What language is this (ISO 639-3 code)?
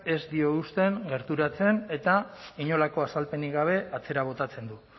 eus